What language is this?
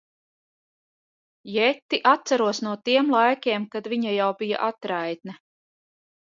Latvian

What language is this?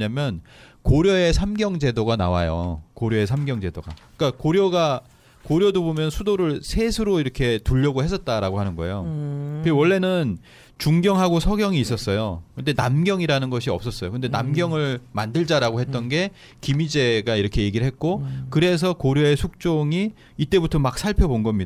Korean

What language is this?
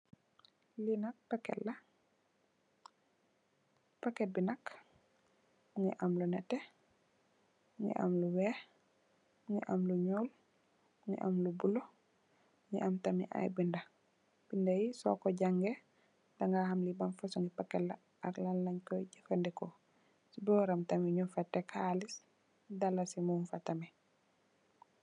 Wolof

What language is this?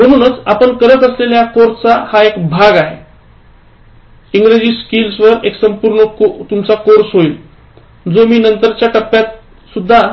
Marathi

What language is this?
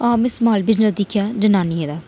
Dogri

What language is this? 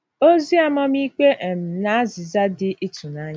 Igbo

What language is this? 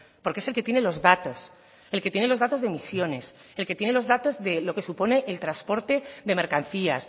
Spanish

